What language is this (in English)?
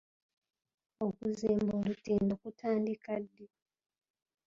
Ganda